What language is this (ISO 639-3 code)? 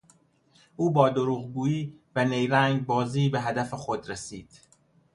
fas